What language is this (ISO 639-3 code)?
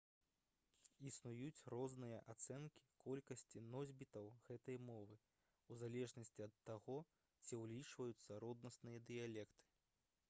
bel